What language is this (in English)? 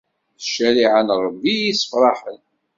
Kabyle